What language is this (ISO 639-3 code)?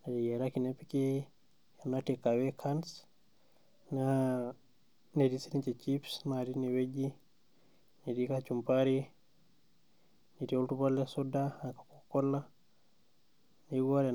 mas